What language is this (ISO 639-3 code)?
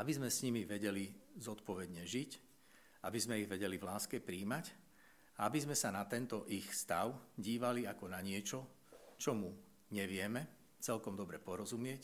slk